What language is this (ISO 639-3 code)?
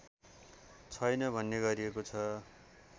nep